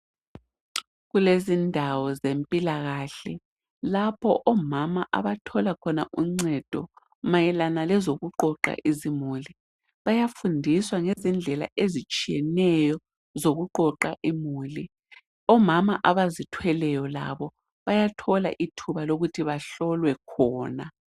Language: North Ndebele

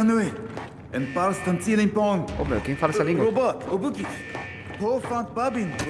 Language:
Portuguese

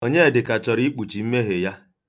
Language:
Igbo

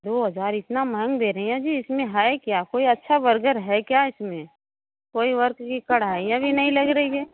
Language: Hindi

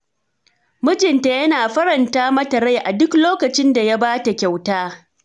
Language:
Hausa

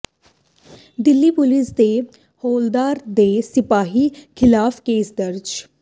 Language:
Punjabi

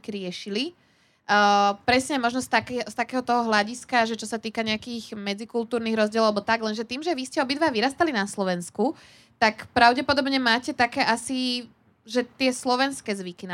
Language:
Slovak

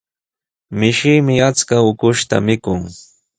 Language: Sihuas Ancash Quechua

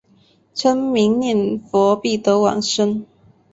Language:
Chinese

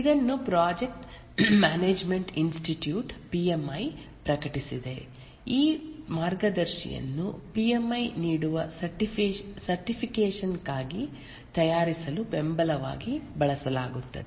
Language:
Kannada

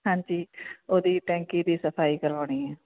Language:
Punjabi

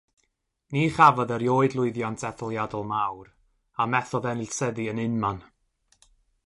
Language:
Welsh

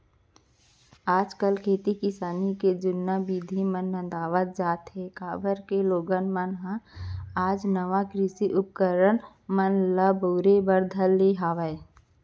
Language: Chhattisgarhi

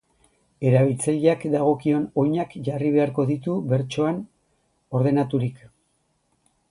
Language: Basque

